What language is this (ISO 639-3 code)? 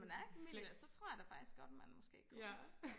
dan